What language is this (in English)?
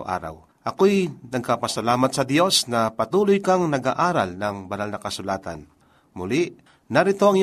Filipino